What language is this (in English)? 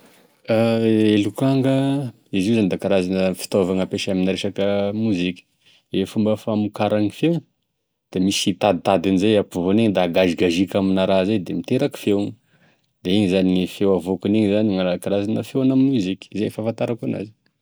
Tesaka Malagasy